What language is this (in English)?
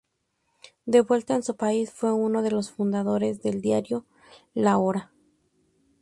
Spanish